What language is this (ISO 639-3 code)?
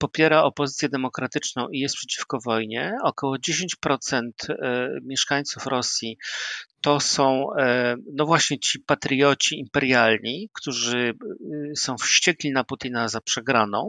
pol